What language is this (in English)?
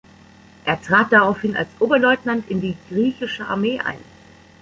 German